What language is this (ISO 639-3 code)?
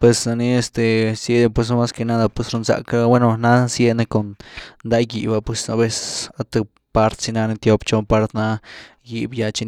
ztu